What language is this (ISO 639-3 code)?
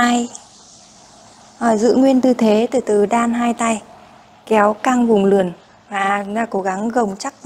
vie